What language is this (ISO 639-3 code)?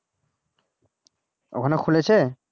ben